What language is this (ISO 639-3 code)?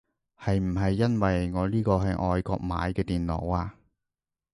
yue